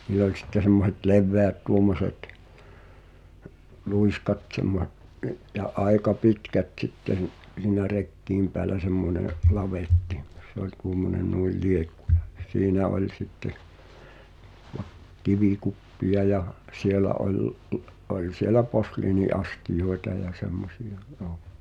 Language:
Finnish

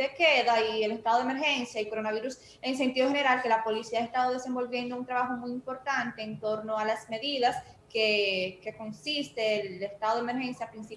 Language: Spanish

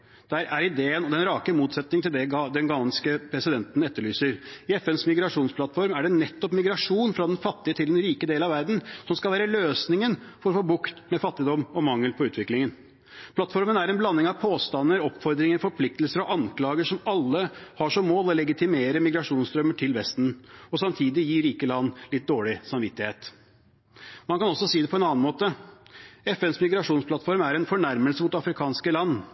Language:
Norwegian Bokmål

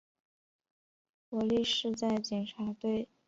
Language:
Chinese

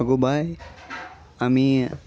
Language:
Konkani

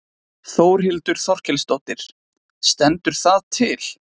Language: Icelandic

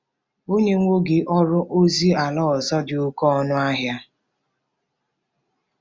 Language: Igbo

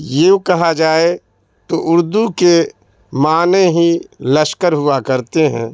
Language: Urdu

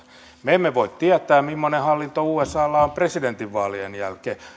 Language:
Finnish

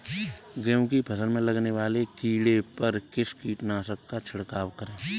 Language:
Hindi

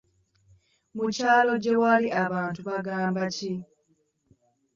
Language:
Ganda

